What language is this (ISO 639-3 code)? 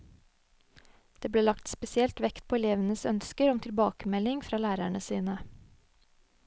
nor